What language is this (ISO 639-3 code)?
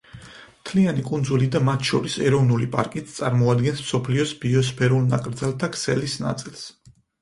kat